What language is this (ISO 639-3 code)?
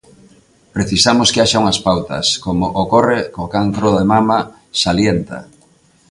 glg